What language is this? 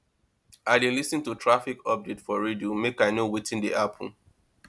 Nigerian Pidgin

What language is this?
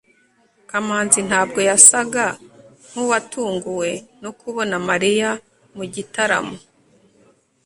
Kinyarwanda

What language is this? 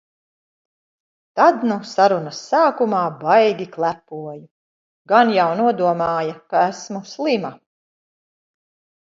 Latvian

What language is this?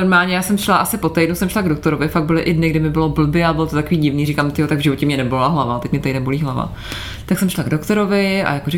Czech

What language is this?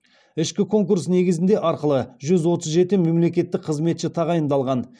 Kazakh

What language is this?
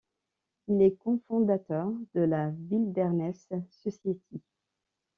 French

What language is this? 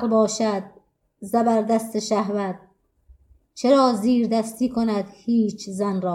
Persian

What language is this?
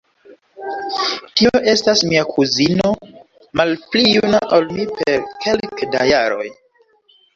Esperanto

